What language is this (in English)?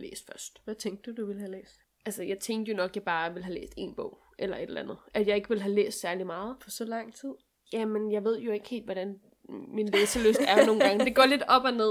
Danish